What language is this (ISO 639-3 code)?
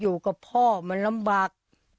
tha